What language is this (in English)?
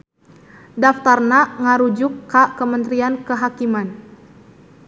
Sundanese